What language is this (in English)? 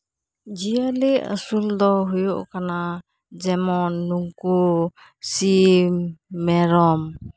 Santali